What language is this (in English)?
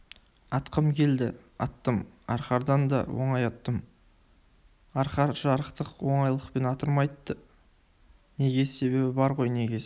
Kazakh